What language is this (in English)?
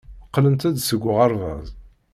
Kabyle